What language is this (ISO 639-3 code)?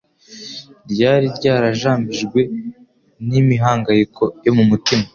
kin